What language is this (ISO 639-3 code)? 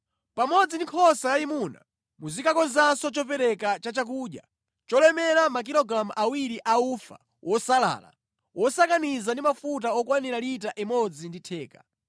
nya